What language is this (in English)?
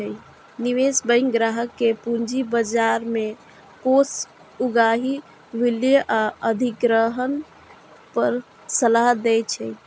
Maithili